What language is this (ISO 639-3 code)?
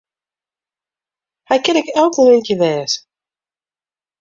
fry